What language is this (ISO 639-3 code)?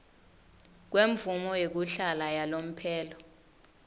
ssw